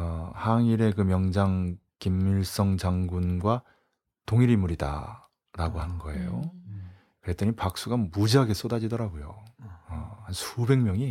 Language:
Korean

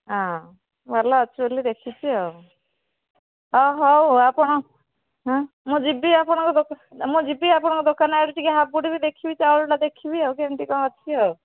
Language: Odia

